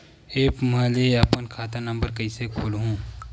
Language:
Chhattisgarhi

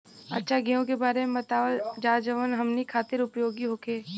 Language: Bhojpuri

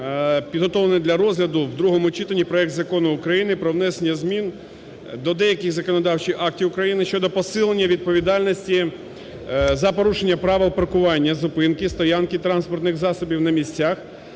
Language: Ukrainian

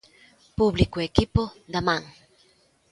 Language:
Galician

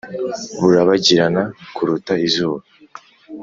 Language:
Kinyarwanda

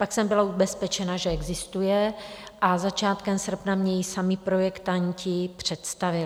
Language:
Czech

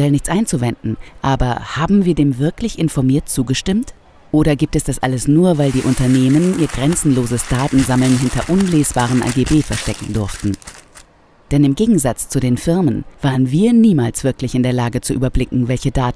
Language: German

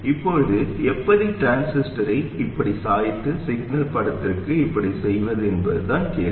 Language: Tamil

